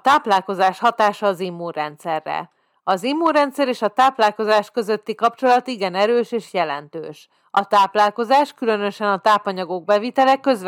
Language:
Hungarian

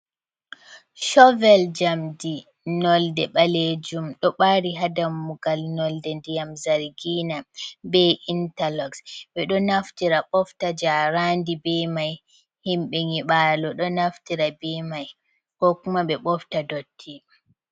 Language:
Fula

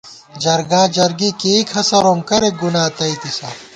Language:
Gawar-Bati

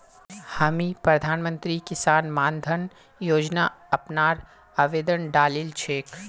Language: Magahi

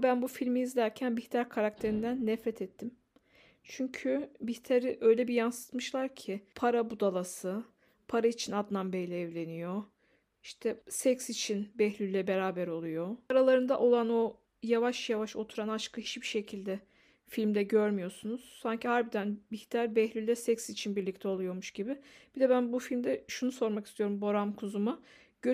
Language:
Turkish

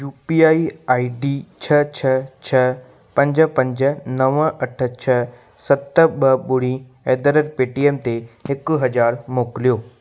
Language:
Sindhi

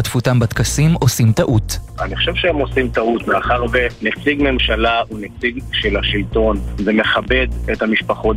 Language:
Hebrew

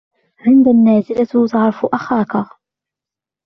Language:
Arabic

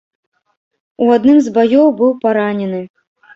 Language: Belarusian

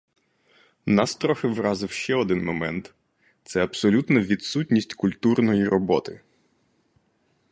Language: Ukrainian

